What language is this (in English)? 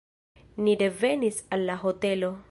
Esperanto